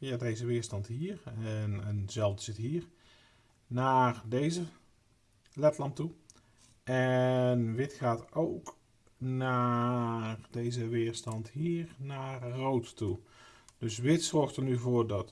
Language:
Dutch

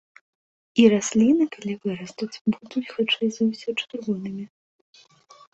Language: Belarusian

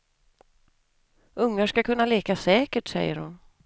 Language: Swedish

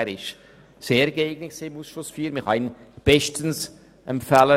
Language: Swiss German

